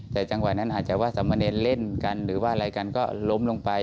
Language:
Thai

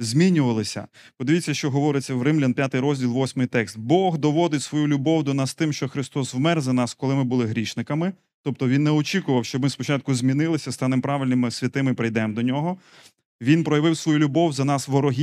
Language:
Ukrainian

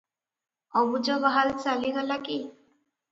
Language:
Odia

